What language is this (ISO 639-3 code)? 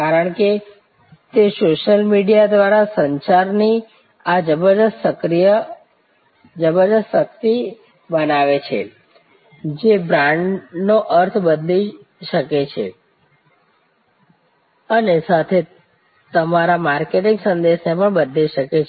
guj